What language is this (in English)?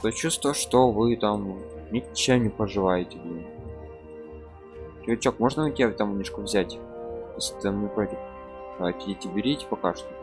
Russian